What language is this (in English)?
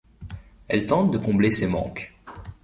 French